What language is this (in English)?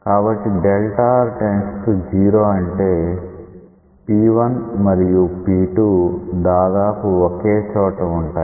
Telugu